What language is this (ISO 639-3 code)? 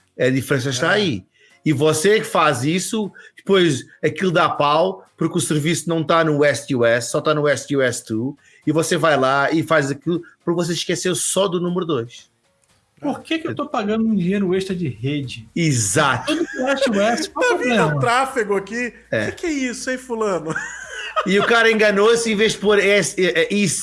por